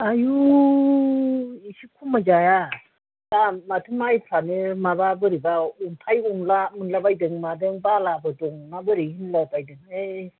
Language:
Bodo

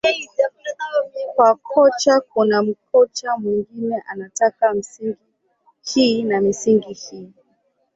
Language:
Swahili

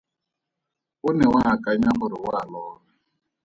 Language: Tswana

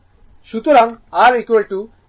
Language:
Bangla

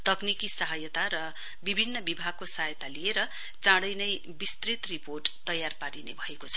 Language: Nepali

